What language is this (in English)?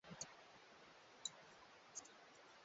Swahili